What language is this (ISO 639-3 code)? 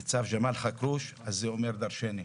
heb